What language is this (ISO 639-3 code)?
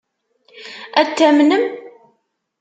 kab